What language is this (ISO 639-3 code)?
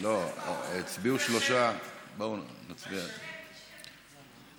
heb